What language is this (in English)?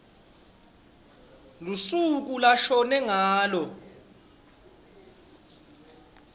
Swati